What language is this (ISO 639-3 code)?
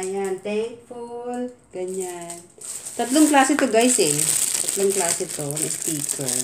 fil